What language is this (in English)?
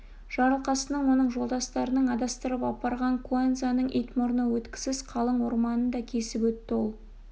Kazakh